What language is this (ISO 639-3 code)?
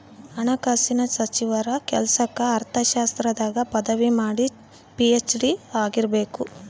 kan